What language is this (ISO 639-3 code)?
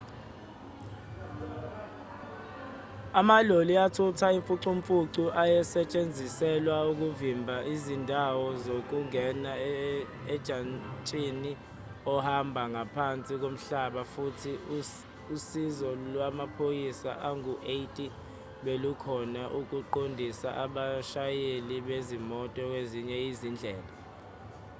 zul